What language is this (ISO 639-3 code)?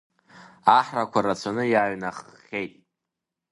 abk